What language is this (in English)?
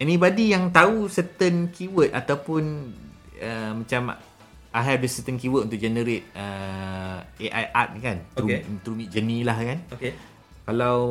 Malay